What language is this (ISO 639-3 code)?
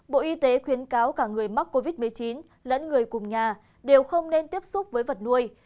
vie